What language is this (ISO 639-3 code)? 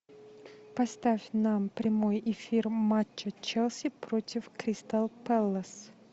rus